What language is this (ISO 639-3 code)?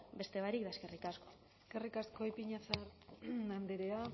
eus